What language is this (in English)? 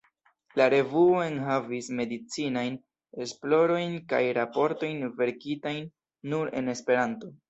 Esperanto